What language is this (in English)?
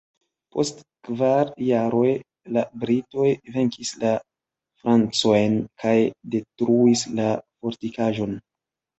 Esperanto